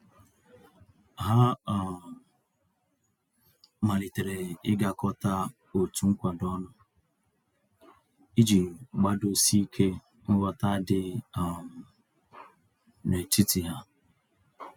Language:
Igbo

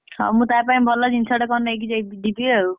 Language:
Odia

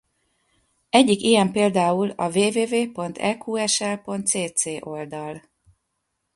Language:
Hungarian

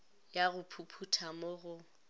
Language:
Northern Sotho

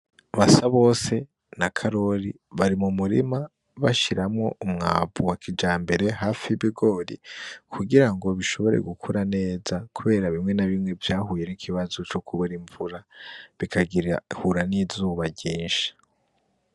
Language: Rundi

